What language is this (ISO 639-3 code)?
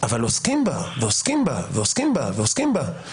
heb